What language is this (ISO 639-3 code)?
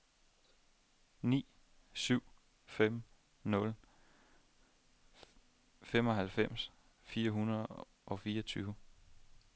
dan